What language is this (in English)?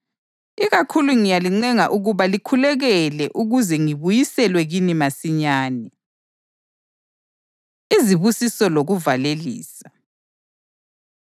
North Ndebele